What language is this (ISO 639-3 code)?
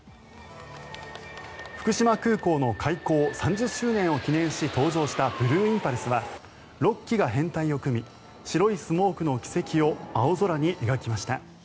jpn